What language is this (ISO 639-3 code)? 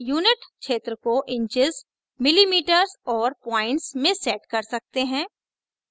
hin